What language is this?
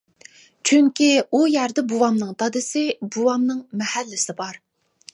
Uyghur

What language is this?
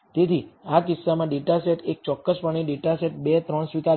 Gujarati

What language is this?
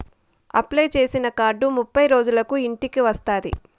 Telugu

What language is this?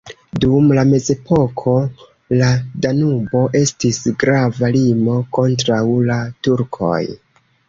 Esperanto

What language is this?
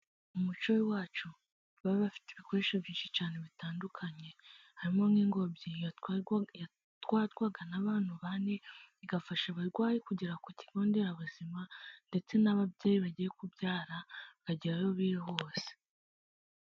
Kinyarwanda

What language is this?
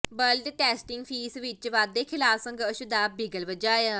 Punjabi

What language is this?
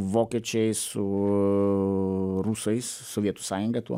Lithuanian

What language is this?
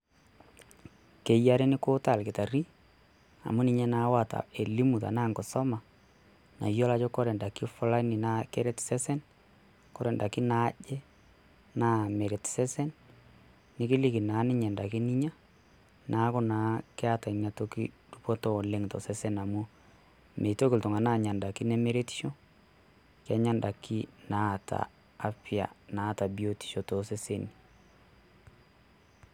Masai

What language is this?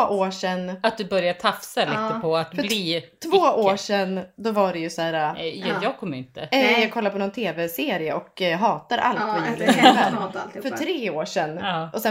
Swedish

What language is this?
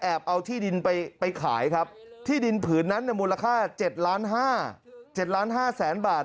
Thai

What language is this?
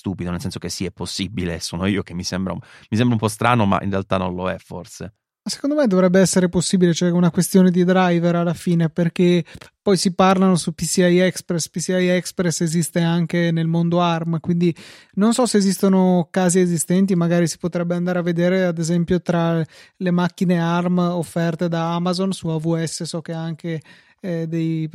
Italian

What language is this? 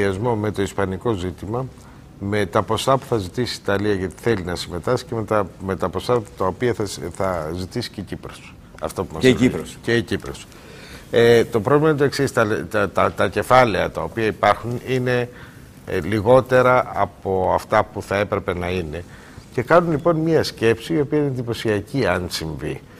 Greek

